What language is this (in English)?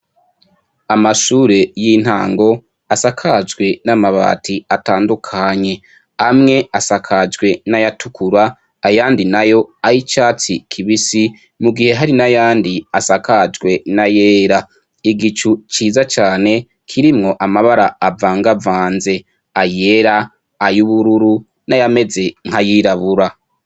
Rundi